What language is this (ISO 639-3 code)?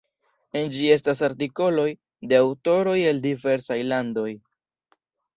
epo